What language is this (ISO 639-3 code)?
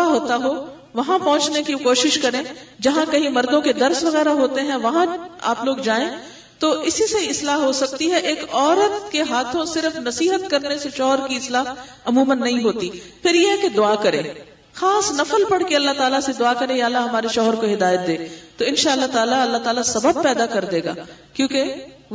urd